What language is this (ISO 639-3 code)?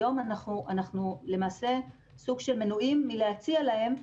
heb